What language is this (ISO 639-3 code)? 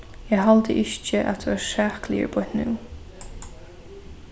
fao